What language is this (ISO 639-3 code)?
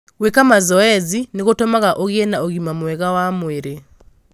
kik